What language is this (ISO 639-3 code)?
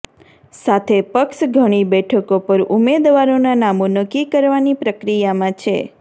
guj